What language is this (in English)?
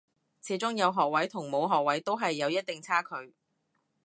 Cantonese